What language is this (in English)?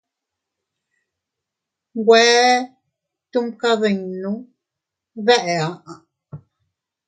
Teutila Cuicatec